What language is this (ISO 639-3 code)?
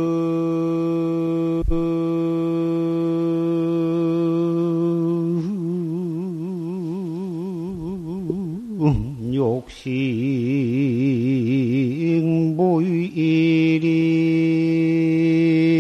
kor